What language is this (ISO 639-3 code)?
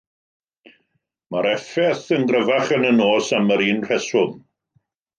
cym